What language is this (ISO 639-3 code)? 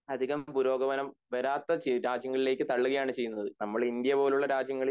mal